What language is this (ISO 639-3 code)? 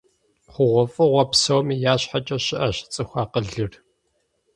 kbd